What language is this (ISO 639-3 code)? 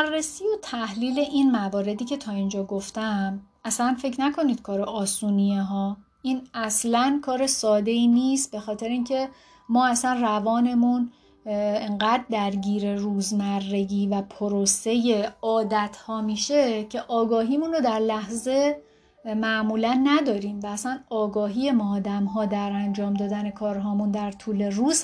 fas